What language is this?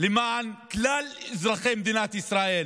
Hebrew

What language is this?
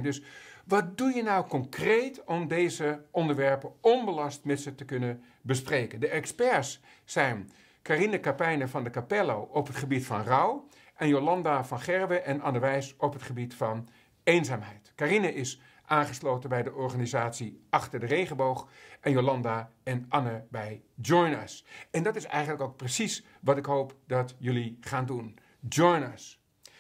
Dutch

